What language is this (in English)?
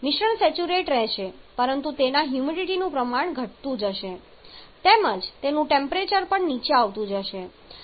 Gujarati